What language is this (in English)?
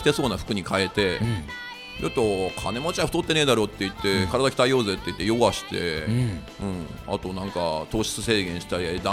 Japanese